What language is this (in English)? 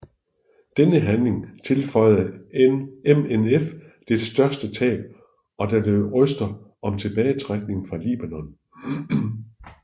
Danish